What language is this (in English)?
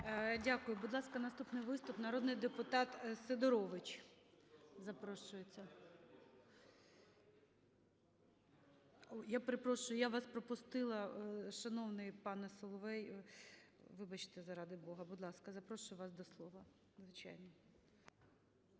Ukrainian